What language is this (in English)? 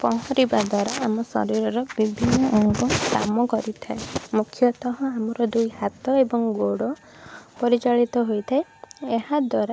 Odia